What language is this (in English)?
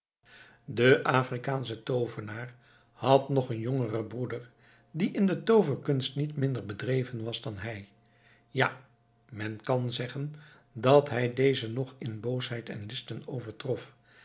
Dutch